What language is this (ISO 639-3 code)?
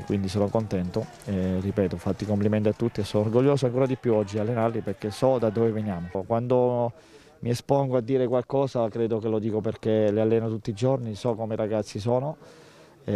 ita